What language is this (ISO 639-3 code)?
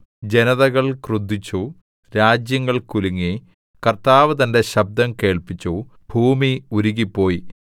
mal